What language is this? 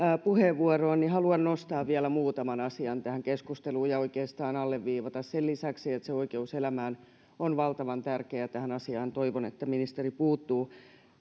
Finnish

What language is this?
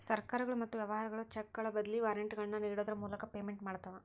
Kannada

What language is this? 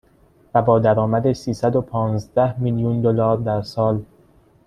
Persian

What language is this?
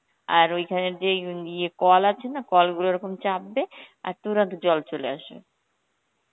Bangla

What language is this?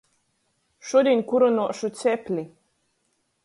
Latgalian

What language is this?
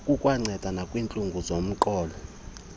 Xhosa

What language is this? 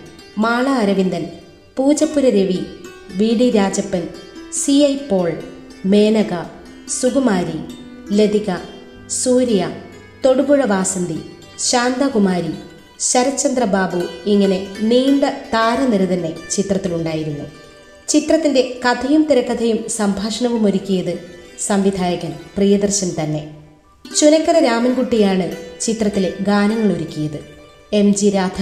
Malayalam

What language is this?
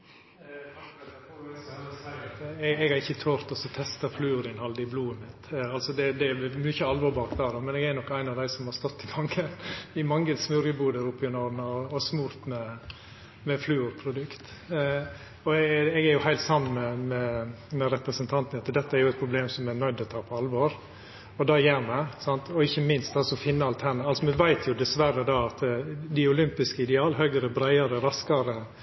Norwegian Nynorsk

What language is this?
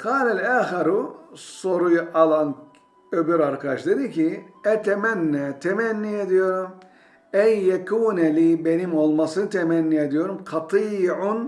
Turkish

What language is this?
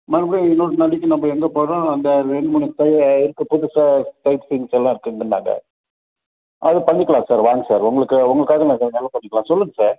Tamil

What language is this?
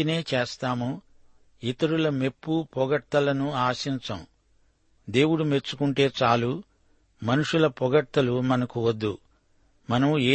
Telugu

